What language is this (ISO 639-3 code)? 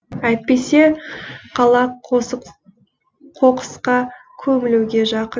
kaz